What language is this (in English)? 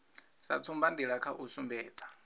Venda